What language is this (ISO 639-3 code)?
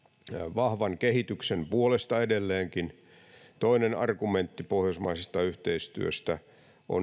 fin